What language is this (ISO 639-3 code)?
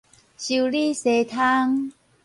nan